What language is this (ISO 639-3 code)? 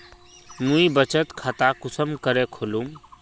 mag